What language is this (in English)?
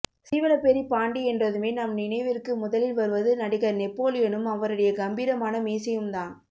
Tamil